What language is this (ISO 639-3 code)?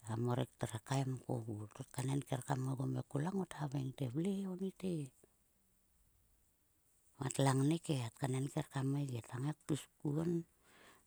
sua